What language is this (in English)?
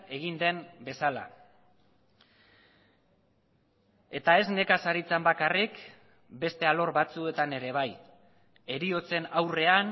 Basque